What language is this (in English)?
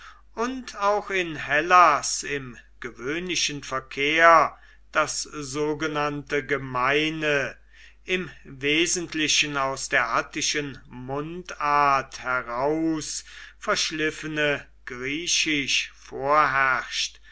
German